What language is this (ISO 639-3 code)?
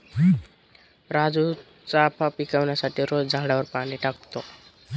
mar